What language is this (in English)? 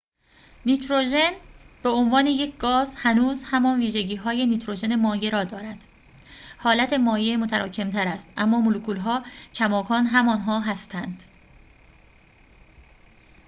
Persian